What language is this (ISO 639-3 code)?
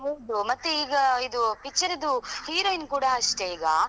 kan